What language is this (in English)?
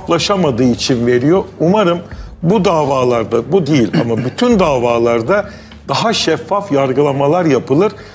Turkish